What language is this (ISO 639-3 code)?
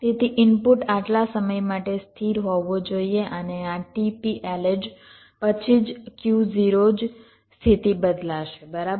guj